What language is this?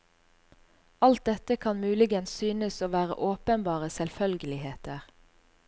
Norwegian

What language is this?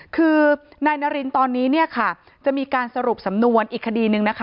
Thai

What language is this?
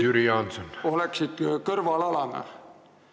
Estonian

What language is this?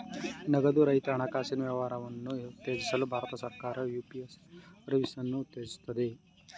Kannada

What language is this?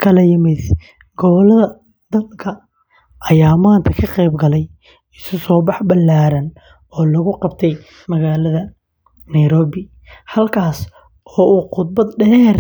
Somali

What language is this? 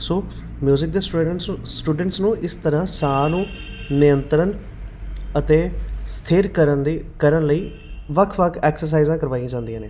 Punjabi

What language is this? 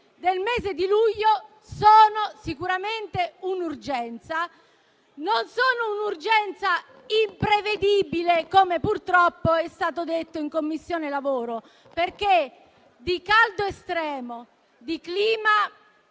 Italian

